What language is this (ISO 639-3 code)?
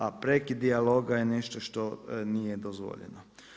hrv